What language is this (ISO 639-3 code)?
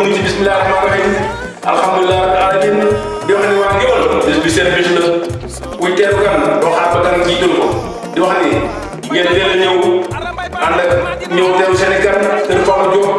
ind